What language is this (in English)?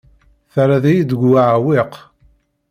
Kabyle